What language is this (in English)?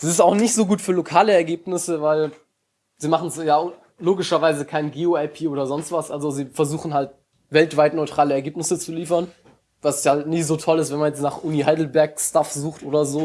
German